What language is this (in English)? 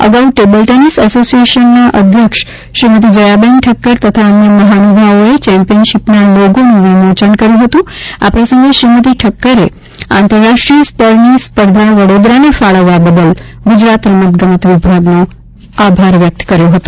Gujarati